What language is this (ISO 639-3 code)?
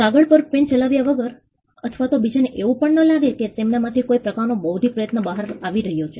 guj